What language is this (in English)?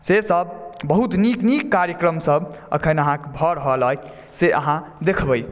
Maithili